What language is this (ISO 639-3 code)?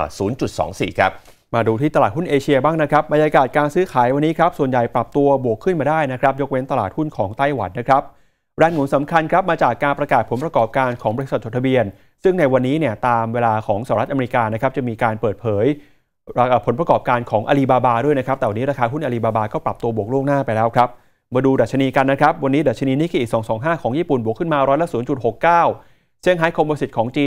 tha